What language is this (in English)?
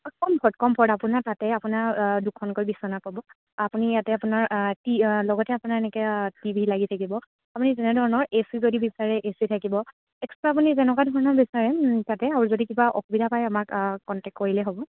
Assamese